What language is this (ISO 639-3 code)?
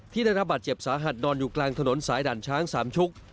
tha